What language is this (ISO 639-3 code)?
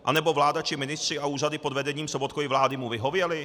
ces